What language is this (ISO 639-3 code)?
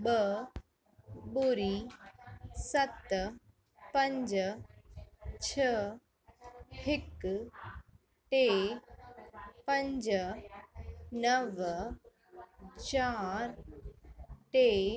snd